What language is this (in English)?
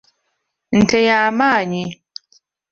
Ganda